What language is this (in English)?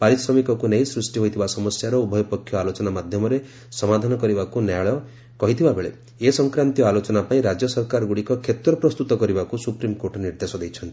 Odia